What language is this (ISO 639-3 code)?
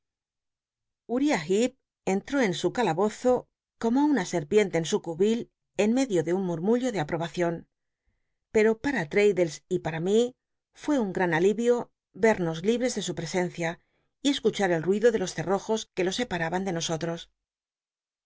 spa